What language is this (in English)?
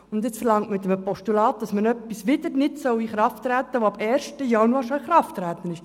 Swiss German